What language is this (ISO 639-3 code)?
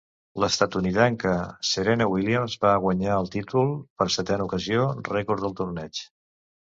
cat